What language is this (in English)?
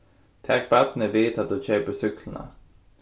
Faroese